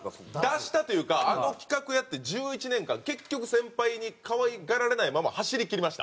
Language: Japanese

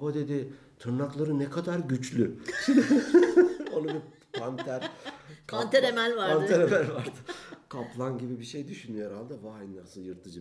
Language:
Turkish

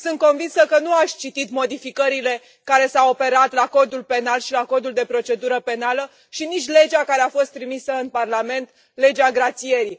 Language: Romanian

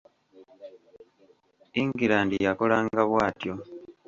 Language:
Ganda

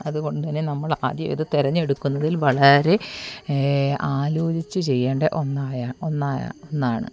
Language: Malayalam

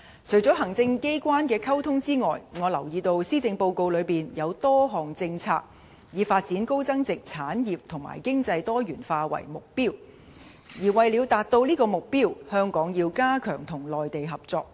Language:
Cantonese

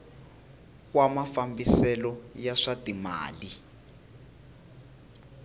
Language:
Tsonga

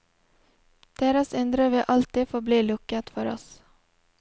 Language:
Norwegian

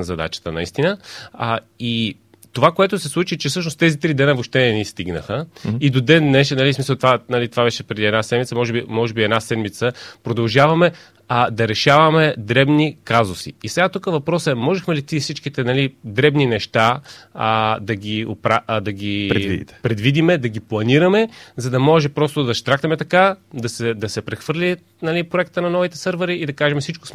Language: Bulgarian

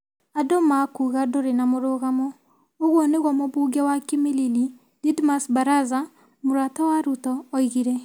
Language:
Kikuyu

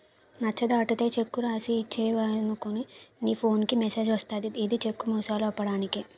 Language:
Telugu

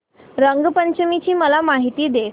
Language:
Marathi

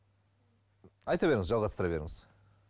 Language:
Kazakh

